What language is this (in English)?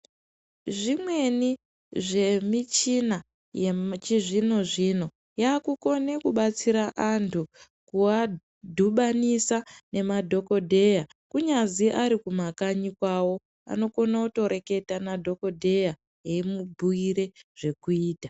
Ndau